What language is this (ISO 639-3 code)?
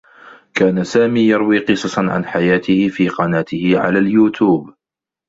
ara